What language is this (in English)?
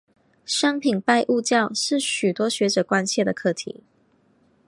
Chinese